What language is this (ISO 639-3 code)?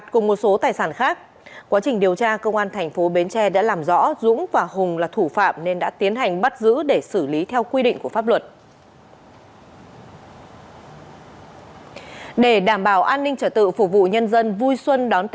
vie